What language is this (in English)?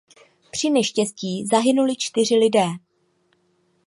Czech